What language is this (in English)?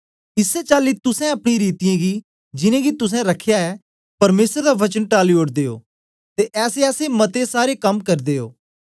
Dogri